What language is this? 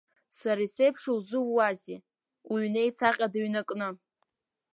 Abkhazian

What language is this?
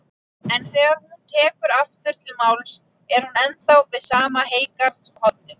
Icelandic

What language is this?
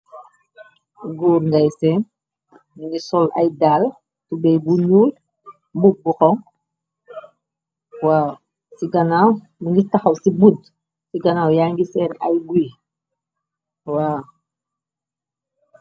Wolof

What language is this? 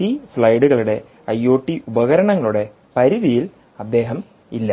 Malayalam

